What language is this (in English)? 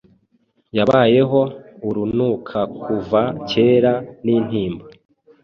Kinyarwanda